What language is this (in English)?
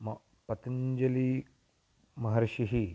Sanskrit